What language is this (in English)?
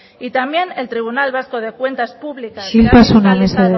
Spanish